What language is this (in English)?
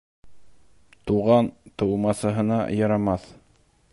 Bashkir